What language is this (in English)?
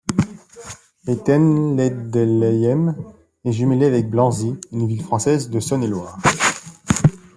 French